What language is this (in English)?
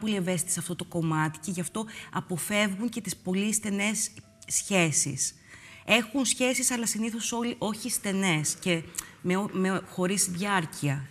Greek